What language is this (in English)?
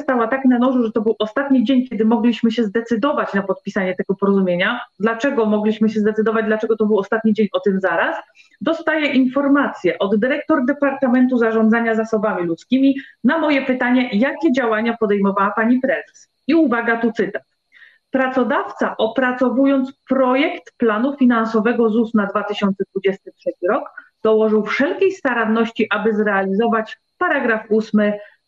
Polish